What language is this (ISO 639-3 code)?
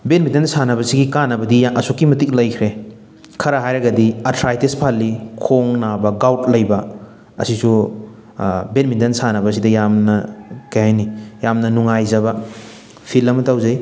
mni